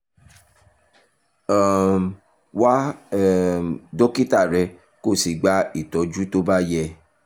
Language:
Yoruba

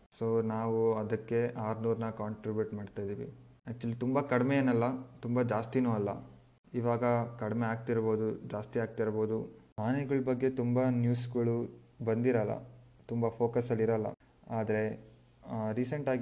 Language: Kannada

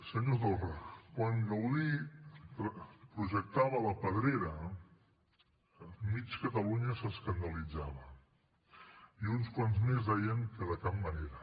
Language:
Catalan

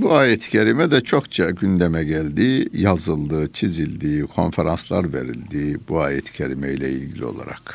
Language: Turkish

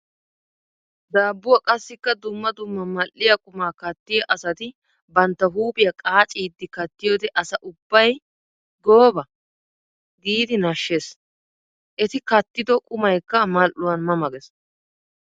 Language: Wolaytta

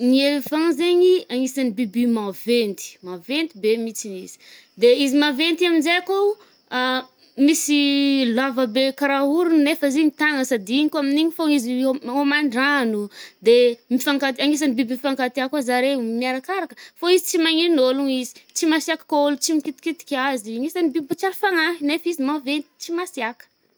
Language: Northern Betsimisaraka Malagasy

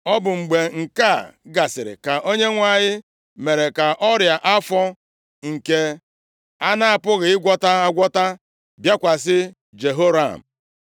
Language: Igbo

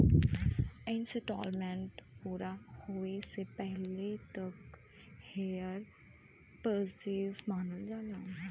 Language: Bhojpuri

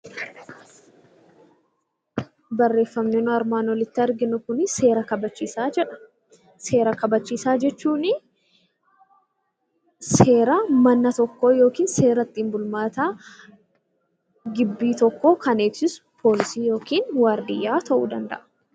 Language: Oromo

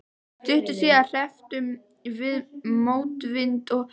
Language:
Icelandic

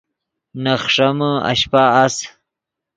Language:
Yidgha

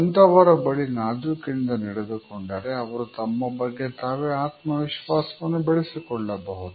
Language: Kannada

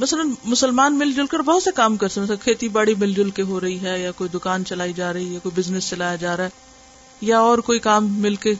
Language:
Urdu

